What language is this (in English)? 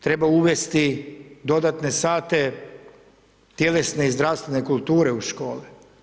Croatian